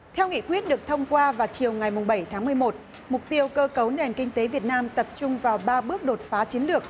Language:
Vietnamese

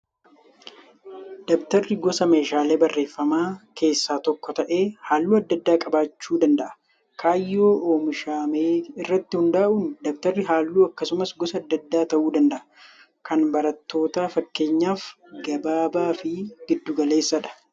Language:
Oromo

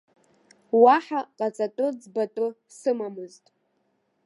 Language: Abkhazian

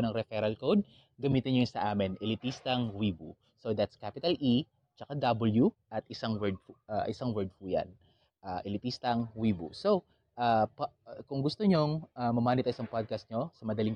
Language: Filipino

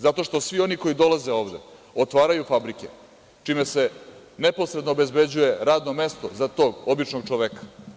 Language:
Serbian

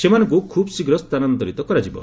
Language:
Odia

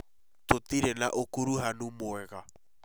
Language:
Kikuyu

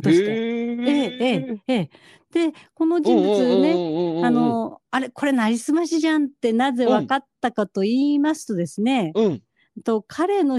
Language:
Japanese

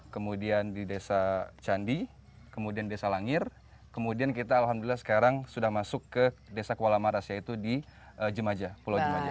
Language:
Indonesian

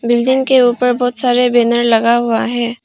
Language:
Hindi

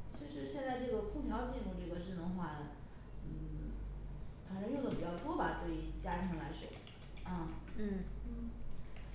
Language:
Chinese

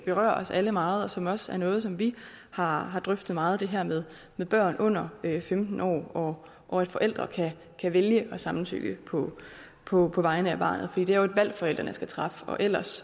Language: Danish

